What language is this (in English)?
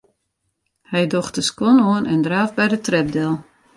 Western Frisian